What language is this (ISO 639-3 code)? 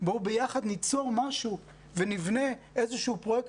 heb